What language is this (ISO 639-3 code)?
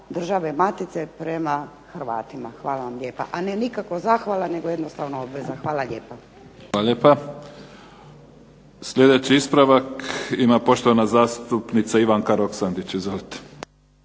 hrv